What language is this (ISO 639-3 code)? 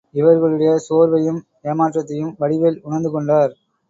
tam